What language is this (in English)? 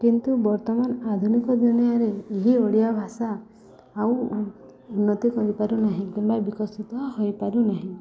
Odia